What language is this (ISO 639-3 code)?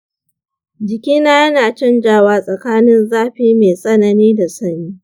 hau